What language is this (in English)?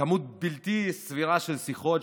Hebrew